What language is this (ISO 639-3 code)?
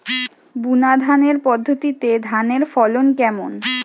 ben